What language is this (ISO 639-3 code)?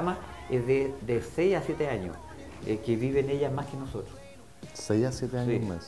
spa